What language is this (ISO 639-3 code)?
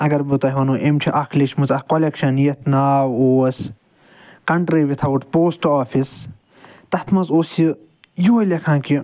kas